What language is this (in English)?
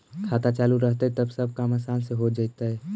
Magahi